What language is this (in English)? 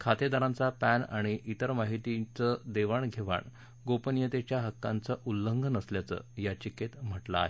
Marathi